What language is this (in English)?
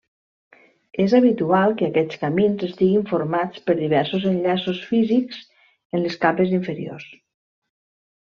Catalan